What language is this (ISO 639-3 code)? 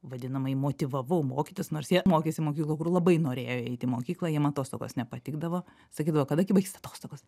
lit